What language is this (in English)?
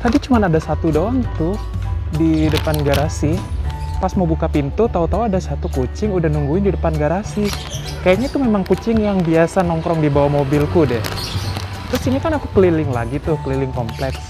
Indonesian